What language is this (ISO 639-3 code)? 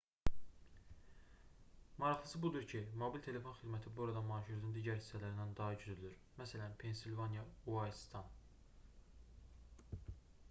aze